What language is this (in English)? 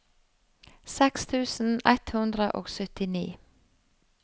Norwegian